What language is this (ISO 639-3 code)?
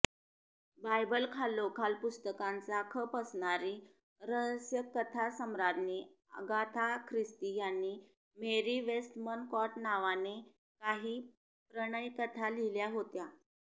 mar